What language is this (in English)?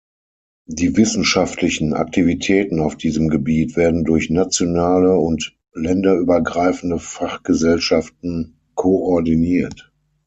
German